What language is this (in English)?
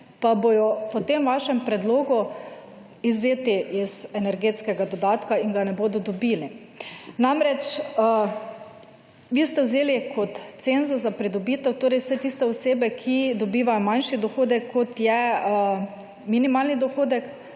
Slovenian